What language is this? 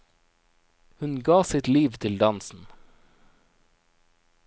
Norwegian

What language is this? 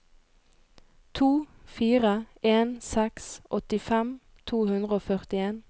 Norwegian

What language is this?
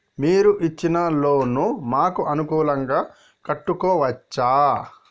Telugu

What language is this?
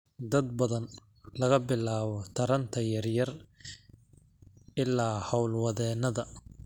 Somali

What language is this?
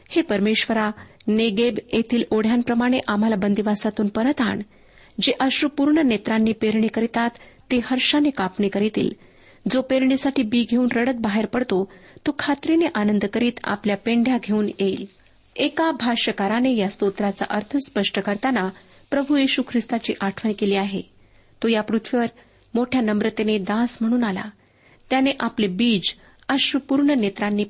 Marathi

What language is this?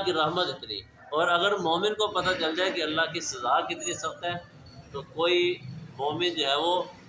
Urdu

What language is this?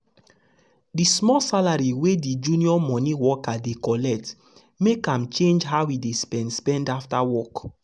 Nigerian Pidgin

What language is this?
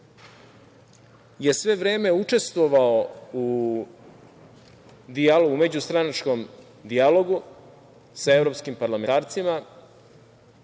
Serbian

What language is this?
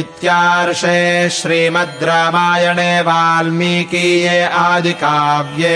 Kannada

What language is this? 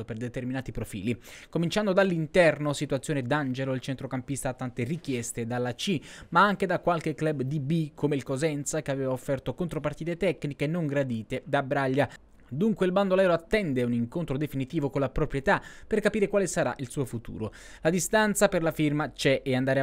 Italian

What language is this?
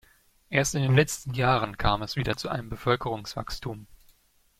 German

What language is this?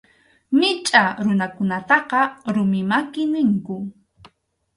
Arequipa-La Unión Quechua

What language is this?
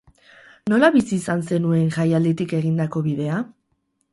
Basque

